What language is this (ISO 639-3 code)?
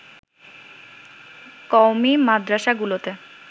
ben